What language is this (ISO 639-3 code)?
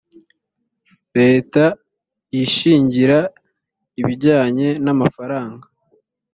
kin